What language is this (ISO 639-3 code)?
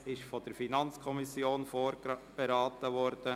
gsw